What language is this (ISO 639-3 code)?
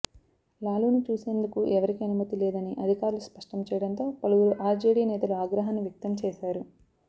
tel